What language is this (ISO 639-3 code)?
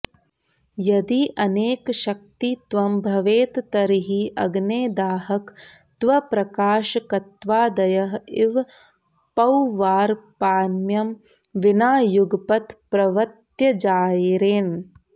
san